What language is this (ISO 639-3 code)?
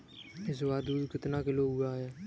hin